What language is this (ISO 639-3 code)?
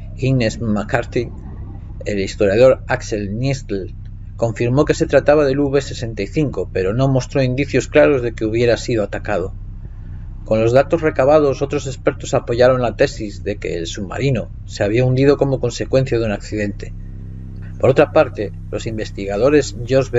spa